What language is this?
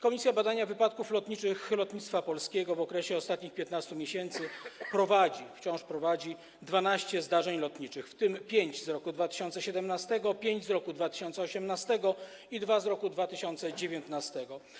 Polish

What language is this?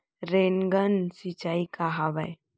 Chhattisgarhi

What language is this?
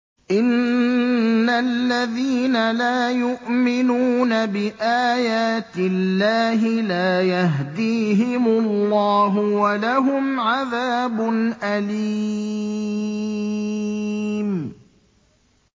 Arabic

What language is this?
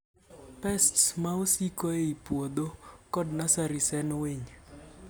Luo (Kenya and Tanzania)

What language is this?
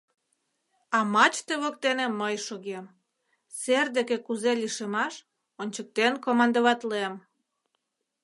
Mari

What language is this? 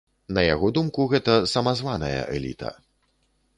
Belarusian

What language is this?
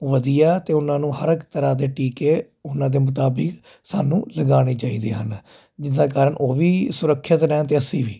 Punjabi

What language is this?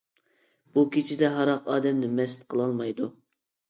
Uyghur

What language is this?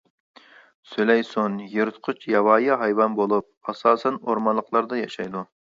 Uyghur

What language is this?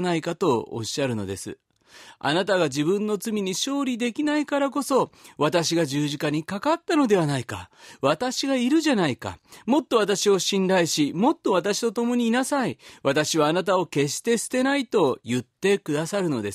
Japanese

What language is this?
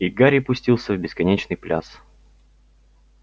Russian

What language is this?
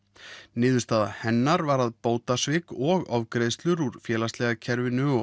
Icelandic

